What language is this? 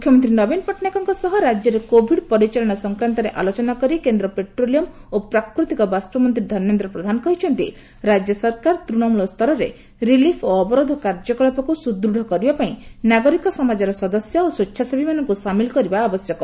Odia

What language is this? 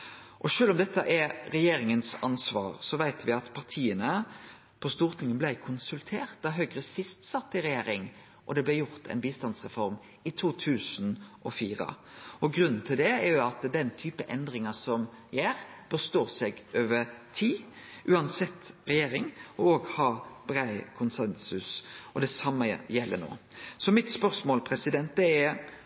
Norwegian Nynorsk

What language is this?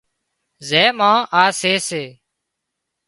Wadiyara Koli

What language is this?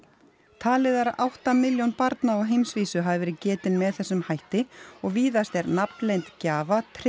Icelandic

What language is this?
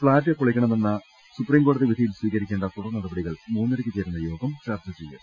Malayalam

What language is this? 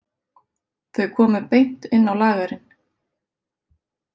Icelandic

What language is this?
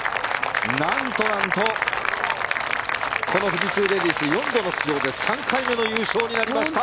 Japanese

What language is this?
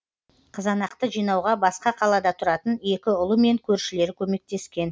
Kazakh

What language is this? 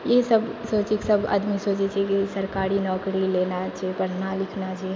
Maithili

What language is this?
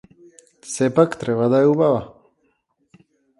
Macedonian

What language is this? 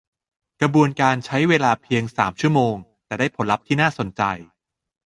Thai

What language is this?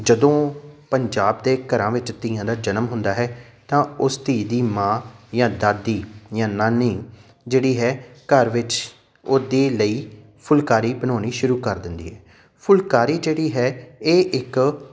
Punjabi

